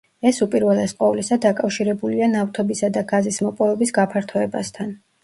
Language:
Georgian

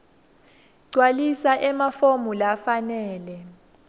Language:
Swati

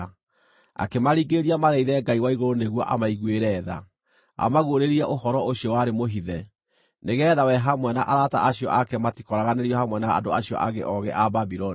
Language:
Kikuyu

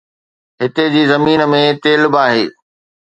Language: Sindhi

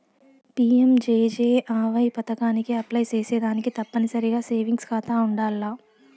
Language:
Telugu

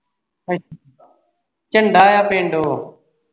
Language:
Punjabi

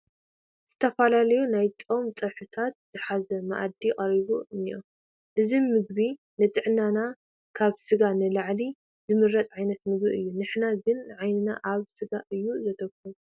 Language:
Tigrinya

